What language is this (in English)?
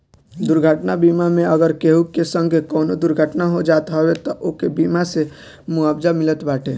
Bhojpuri